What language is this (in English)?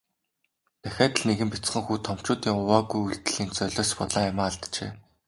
Mongolian